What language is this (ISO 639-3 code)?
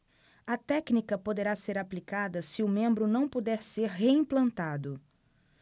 por